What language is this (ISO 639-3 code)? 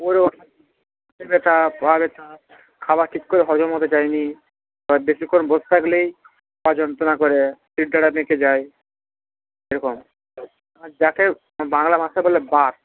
ben